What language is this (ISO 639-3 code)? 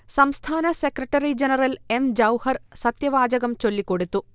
mal